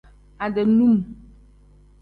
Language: Tem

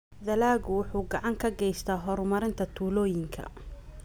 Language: Somali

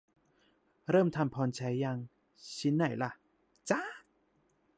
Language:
Thai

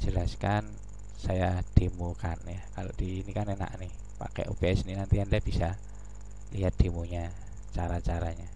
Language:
Indonesian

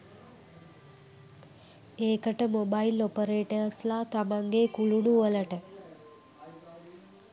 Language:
Sinhala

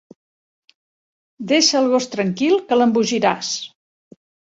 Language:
Catalan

